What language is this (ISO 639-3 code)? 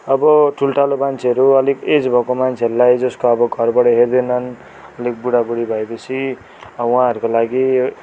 nep